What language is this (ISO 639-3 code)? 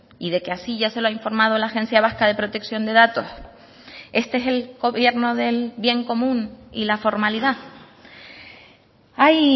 spa